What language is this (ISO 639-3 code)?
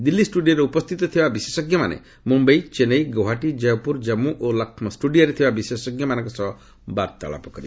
ori